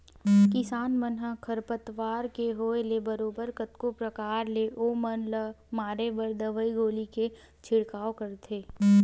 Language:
Chhattisgarhi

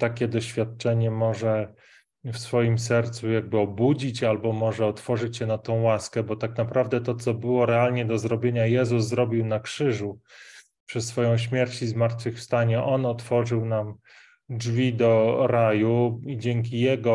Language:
Polish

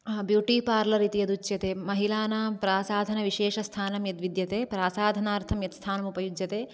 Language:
Sanskrit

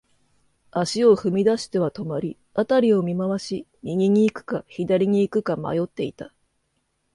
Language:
Japanese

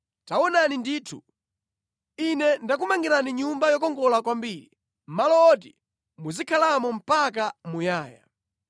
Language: Nyanja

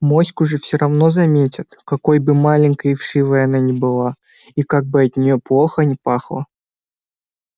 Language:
Russian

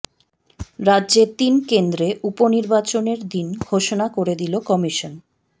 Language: Bangla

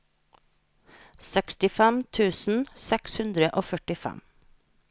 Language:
Norwegian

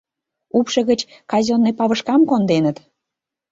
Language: Mari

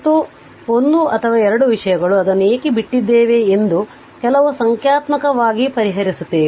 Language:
Kannada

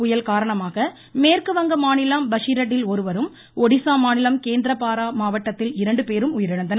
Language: Tamil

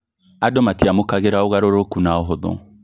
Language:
Kikuyu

